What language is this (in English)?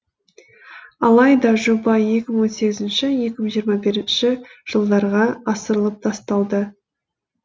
Kazakh